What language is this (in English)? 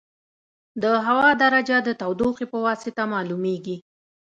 Pashto